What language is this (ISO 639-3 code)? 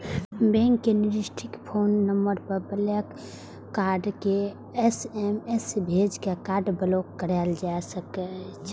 mai